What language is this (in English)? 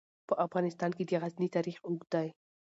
Pashto